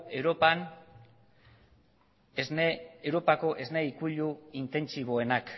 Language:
Basque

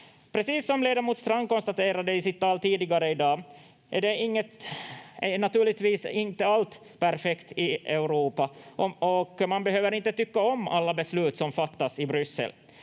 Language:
Finnish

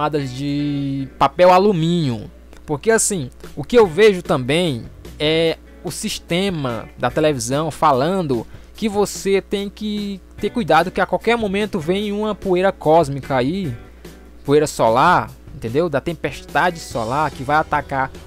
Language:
Portuguese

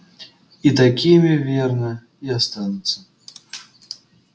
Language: Russian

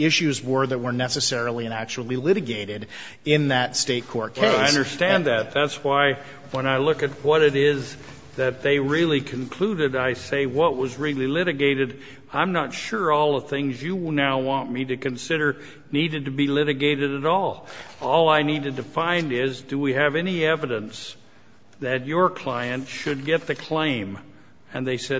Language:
English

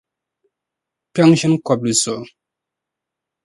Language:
Dagbani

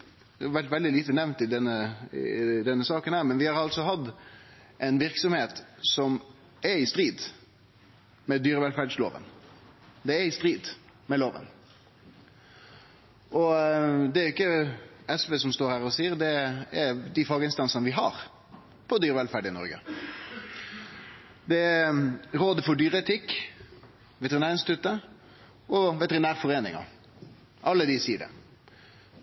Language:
Norwegian Nynorsk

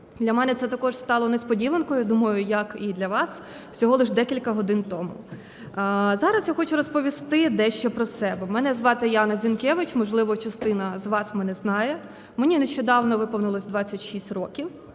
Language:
Ukrainian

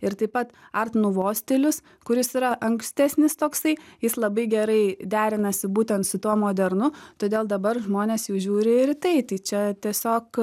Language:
Lithuanian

